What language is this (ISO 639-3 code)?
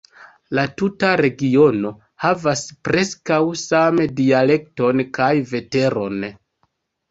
epo